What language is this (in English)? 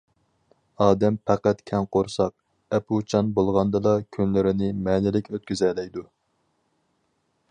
Uyghur